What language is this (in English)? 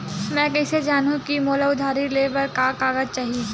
Chhattisgarhi